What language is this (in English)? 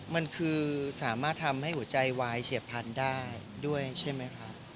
Thai